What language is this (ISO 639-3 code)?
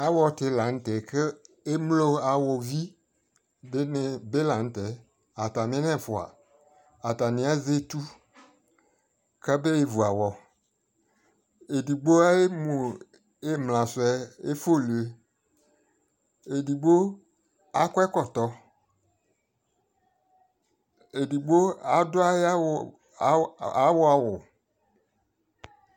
kpo